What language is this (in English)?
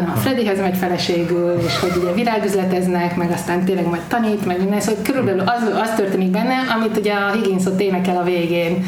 Hungarian